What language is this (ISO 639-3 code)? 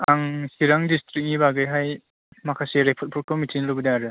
brx